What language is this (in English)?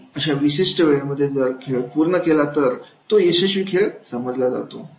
Marathi